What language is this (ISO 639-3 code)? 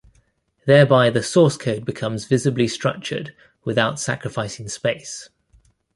eng